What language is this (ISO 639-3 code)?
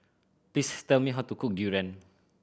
eng